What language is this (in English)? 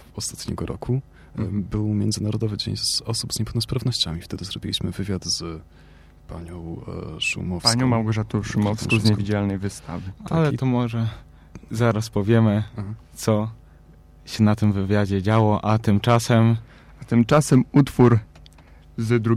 Polish